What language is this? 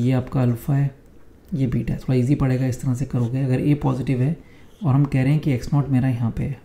Hindi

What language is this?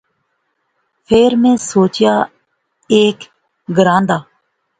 Pahari-Potwari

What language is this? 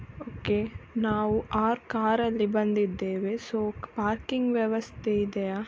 Kannada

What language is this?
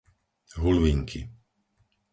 Slovak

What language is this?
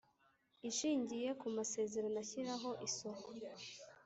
Kinyarwanda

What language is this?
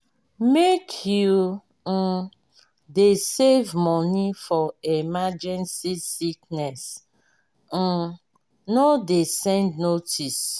Nigerian Pidgin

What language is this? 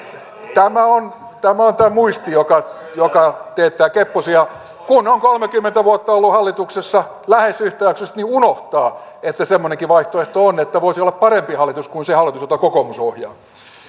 Finnish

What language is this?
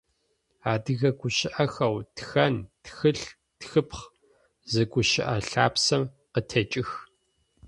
Adyghe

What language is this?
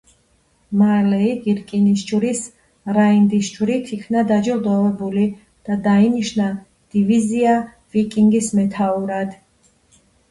Georgian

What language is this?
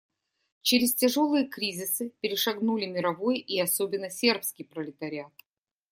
Russian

